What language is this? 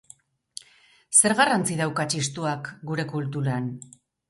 Basque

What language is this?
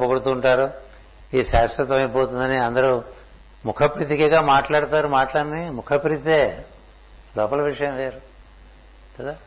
Telugu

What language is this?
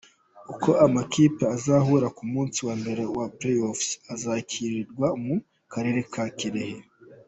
Kinyarwanda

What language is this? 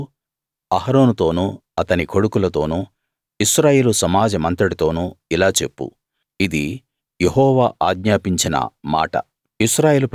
Telugu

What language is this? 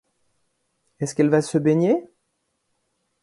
French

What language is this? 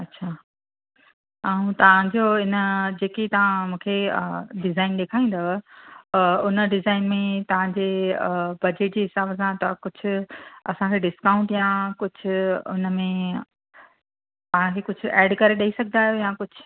Sindhi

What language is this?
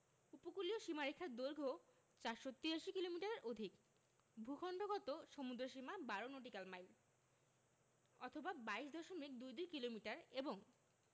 Bangla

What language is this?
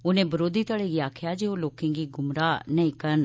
Dogri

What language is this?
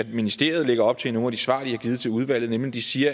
Danish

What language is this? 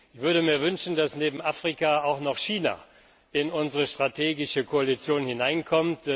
German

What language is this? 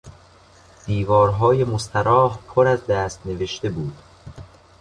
Persian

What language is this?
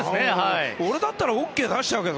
Japanese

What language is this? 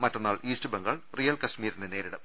Malayalam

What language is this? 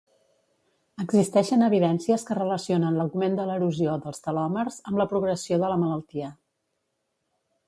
Catalan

